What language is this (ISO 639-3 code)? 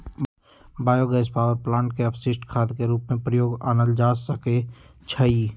mag